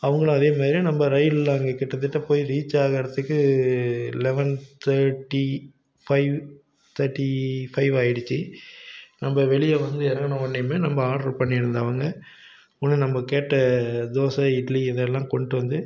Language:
Tamil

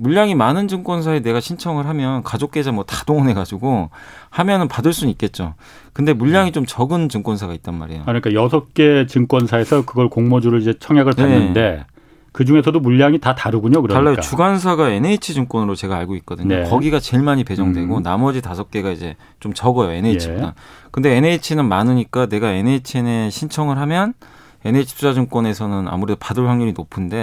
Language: Korean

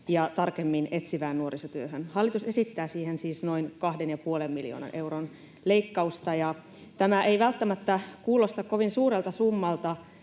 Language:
Finnish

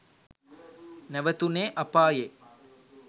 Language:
Sinhala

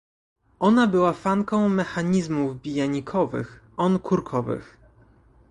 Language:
Polish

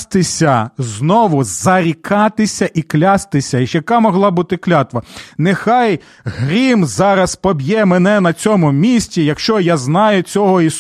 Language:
Ukrainian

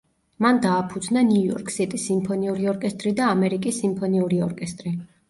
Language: Georgian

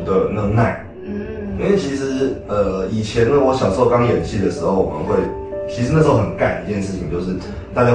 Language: Chinese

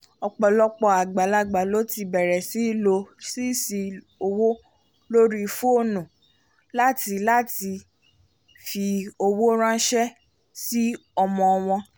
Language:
Yoruba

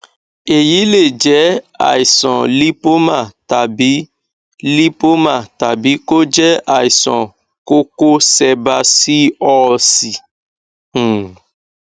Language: Yoruba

